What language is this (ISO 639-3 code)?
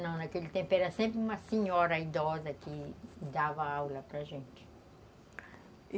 por